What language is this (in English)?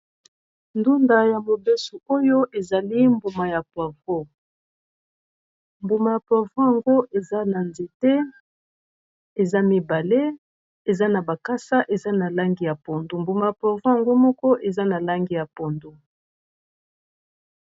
Lingala